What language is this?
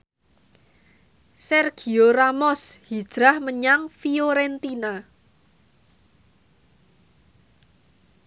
Javanese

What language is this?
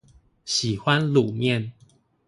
Chinese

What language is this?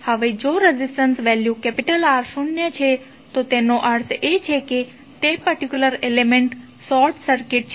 Gujarati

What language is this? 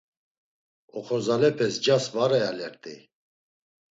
Laz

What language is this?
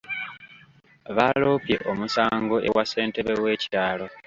Ganda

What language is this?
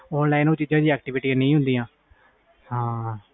Punjabi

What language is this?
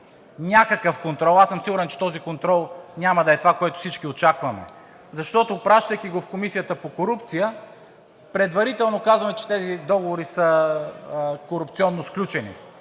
Bulgarian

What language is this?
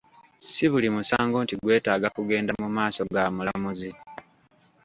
Ganda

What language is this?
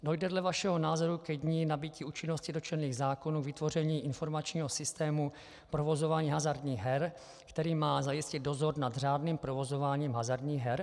Czech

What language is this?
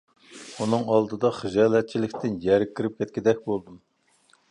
Uyghur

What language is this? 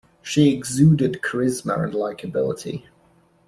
English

